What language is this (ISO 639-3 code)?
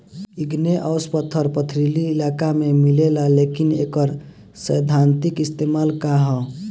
bho